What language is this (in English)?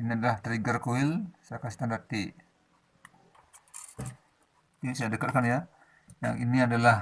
Indonesian